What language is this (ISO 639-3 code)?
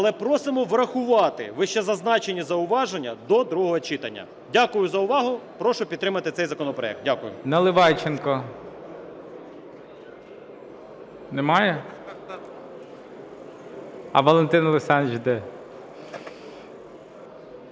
ukr